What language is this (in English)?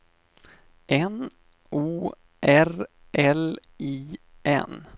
Swedish